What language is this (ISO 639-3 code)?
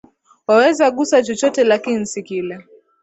swa